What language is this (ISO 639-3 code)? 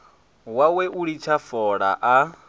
ven